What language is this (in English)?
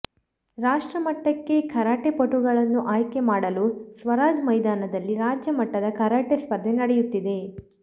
Kannada